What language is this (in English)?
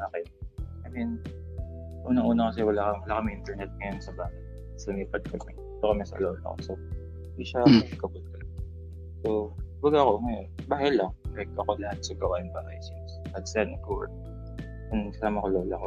Filipino